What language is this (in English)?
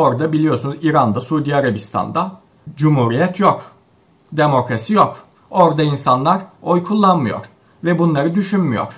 Turkish